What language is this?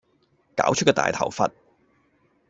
Cantonese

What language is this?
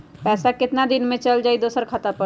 Magahi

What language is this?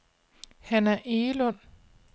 Danish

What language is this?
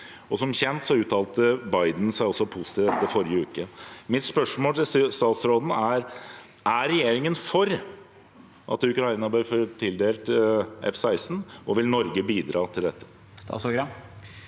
Norwegian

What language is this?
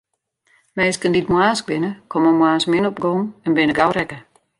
Western Frisian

